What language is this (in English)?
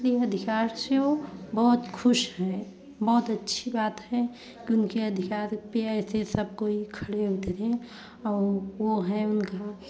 Hindi